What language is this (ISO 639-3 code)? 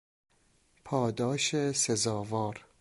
fas